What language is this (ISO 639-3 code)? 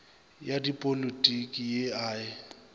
nso